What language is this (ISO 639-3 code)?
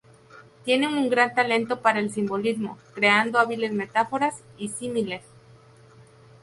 spa